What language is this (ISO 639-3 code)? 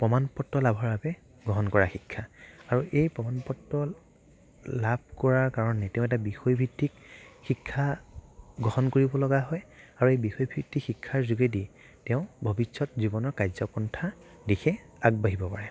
asm